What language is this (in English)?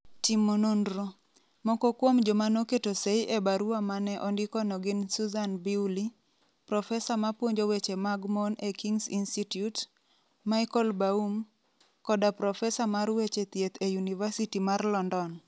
Luo (Kenya and Tanzania)